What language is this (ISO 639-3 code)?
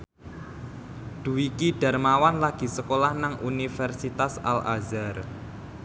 jav